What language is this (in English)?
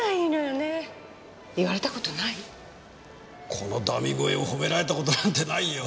Japanese